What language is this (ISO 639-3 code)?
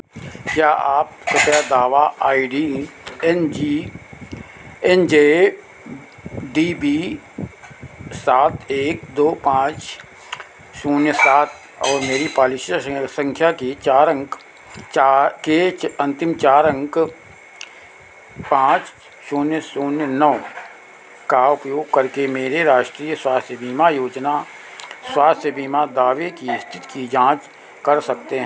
hin